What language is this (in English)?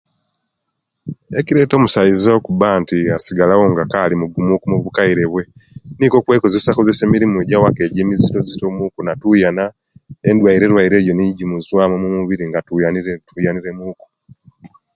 Kenyi